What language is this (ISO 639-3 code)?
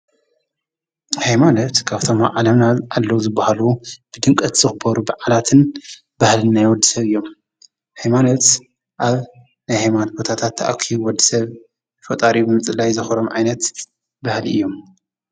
tir